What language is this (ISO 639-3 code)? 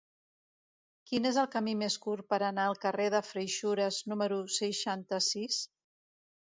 cat